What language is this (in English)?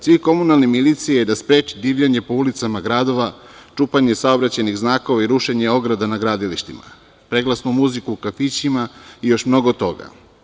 Serbian